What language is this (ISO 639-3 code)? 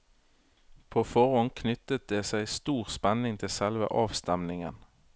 nor